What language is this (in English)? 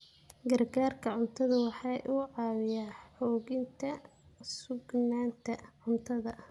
Somali